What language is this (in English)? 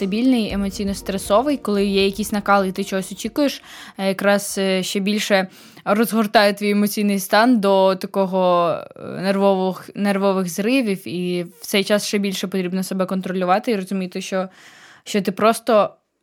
Ukrainian